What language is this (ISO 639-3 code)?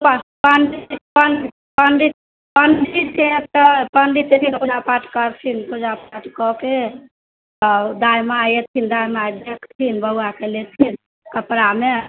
mai